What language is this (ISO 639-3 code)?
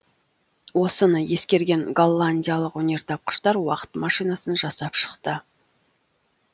kaz